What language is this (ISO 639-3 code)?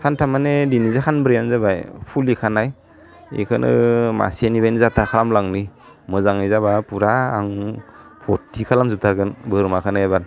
brx